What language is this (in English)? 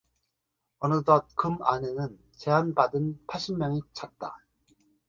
Korean